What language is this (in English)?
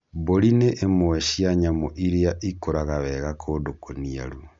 Kikuyu